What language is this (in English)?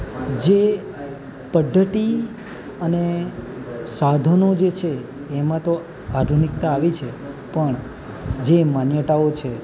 Gujarati